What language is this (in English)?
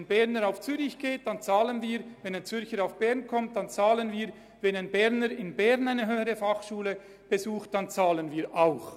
Swiss German